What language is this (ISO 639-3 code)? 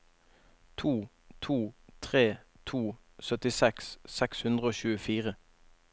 nor